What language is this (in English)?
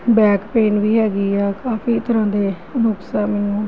Punjabi